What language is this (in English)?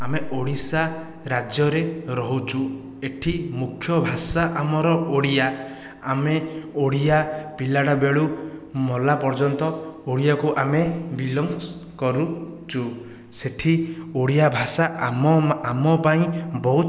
Odia